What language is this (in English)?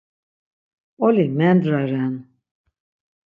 Laz